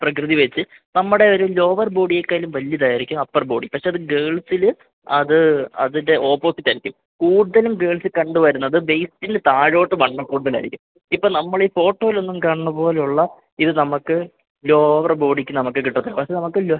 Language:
Malayalam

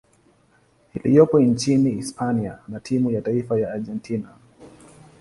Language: Swahili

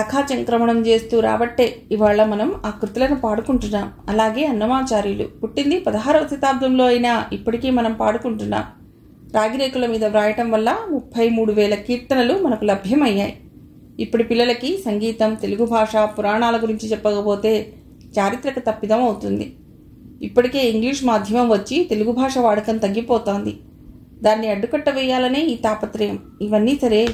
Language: Telugu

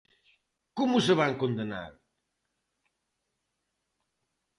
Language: Galician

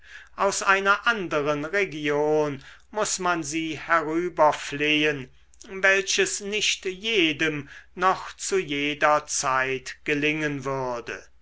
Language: German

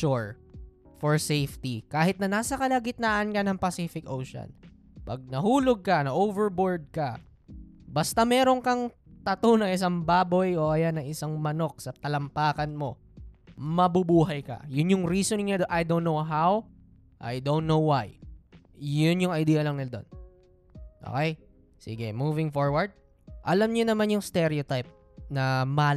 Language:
Filipino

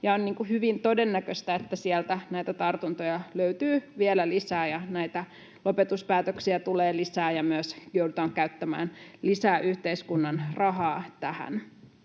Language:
Finnish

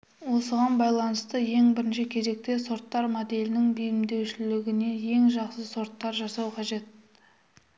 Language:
Kazakh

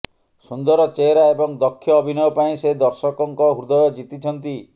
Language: Odia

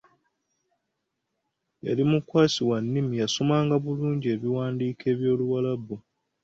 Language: Ganda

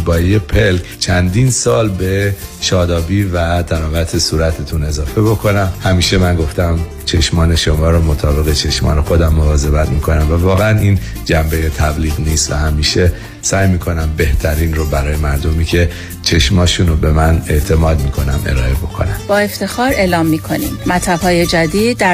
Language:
Persian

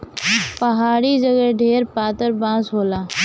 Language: Bhojpuri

